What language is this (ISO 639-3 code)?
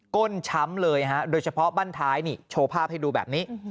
tha